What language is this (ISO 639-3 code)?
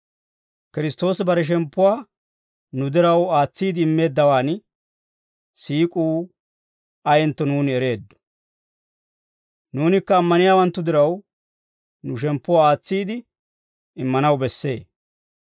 dwr